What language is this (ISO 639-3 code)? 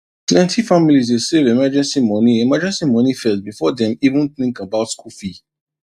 pcm